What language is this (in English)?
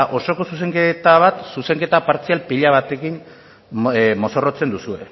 Basque